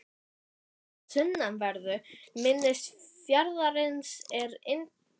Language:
Icelandic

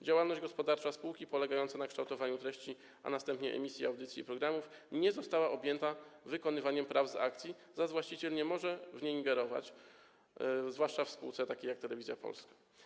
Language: Polish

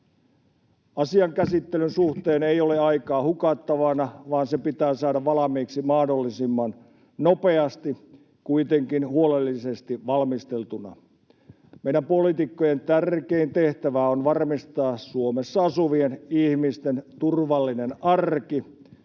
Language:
Finnish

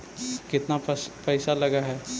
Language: Magahi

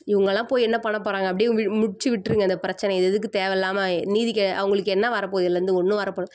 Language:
Tamil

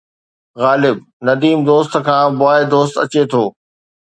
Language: Sindhi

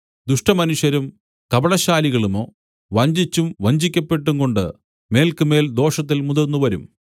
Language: Malayalam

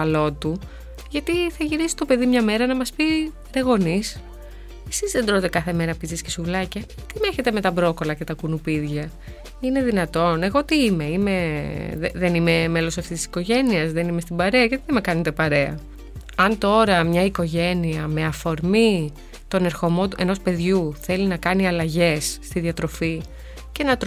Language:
Greek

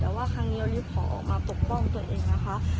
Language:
Thai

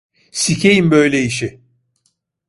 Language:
Turkish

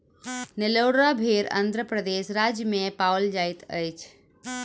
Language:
Maithili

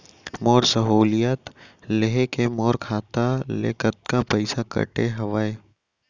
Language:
Chhattisgarhi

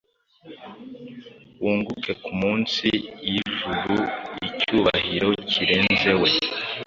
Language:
Kinyarwanda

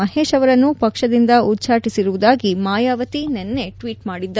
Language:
Kannada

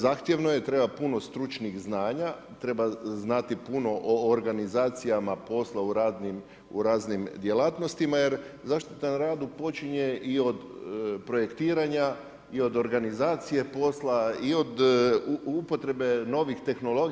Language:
Croatian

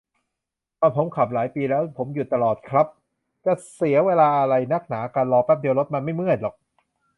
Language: Thai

